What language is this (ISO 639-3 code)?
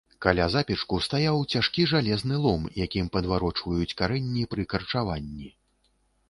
bel